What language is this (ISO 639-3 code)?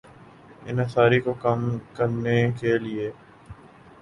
urd